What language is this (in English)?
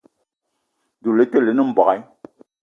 Eton (Cameroon)